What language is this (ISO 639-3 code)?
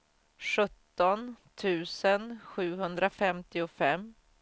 swe